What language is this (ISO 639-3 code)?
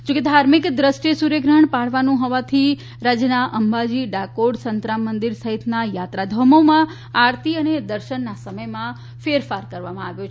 guj